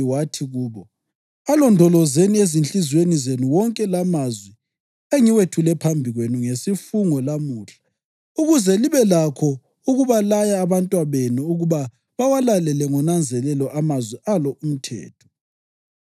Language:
North Ndebele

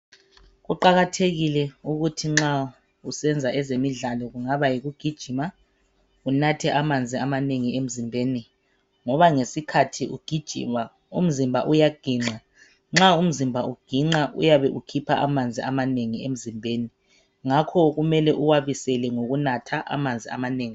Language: North Ndebele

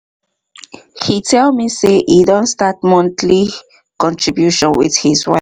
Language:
Nigerian Pidgin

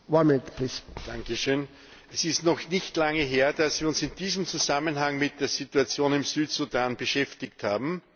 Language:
German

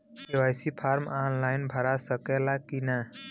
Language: Bhojpuri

